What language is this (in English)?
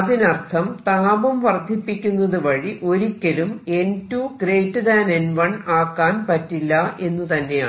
Malayalam